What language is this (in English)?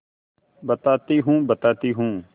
Hindi